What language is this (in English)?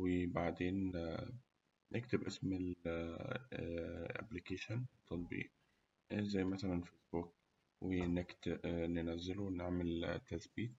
Egyptian Arabic